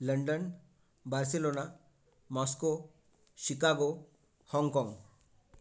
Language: Marathi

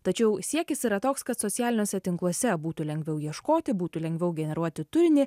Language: Lithuanian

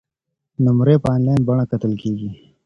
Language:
Pashto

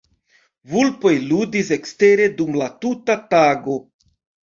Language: Esperanto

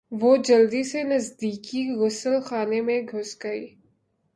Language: Urdu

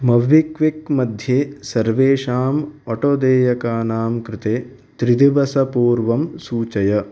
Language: Sanskrit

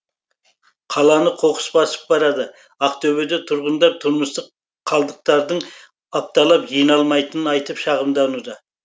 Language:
Kazakh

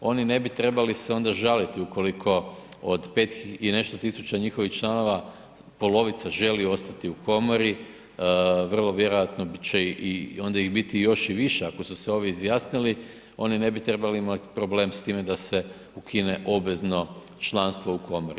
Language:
Croatian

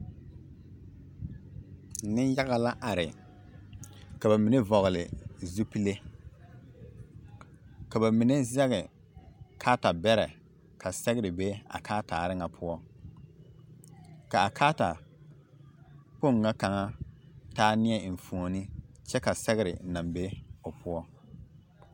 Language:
Southern Dagaare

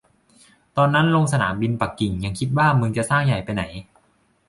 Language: Thai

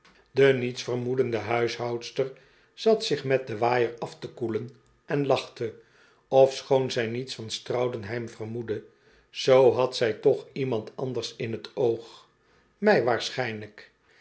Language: Dutch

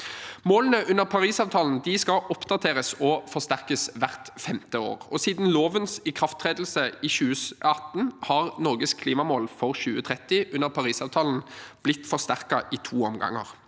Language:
Norwegian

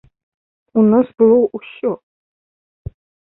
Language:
Belarusian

